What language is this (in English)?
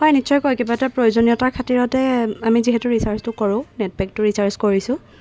Assamese